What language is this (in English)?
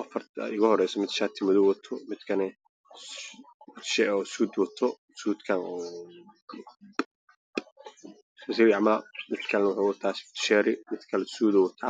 Somali